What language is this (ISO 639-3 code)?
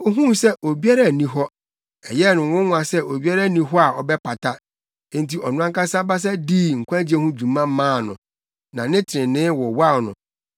aka